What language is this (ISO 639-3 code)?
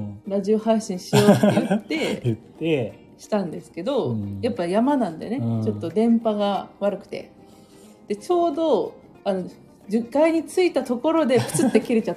jpn